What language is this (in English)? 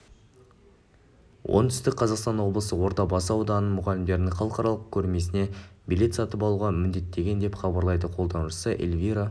Kazakh